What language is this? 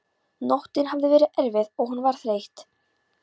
Icelandic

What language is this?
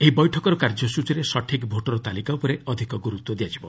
Odia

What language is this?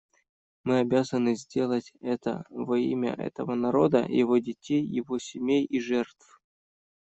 Russian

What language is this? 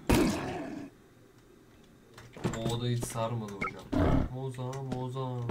Turkish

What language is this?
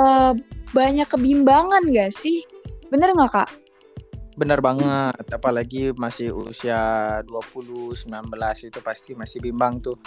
Indonesian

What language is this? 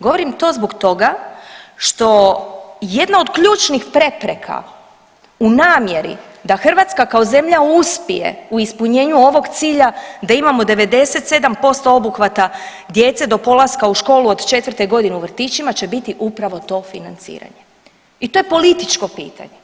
Croatian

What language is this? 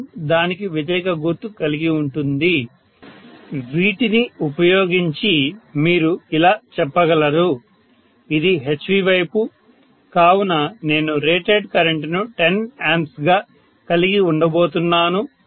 Telugu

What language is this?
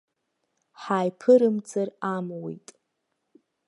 Abkhazian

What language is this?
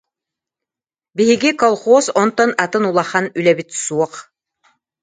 Yakut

